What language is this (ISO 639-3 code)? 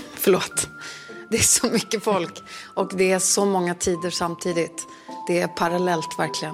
swe